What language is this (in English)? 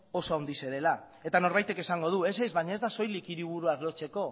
Basque